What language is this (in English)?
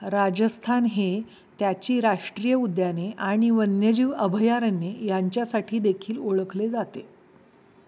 Marathi